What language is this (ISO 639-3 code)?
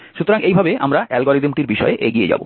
ben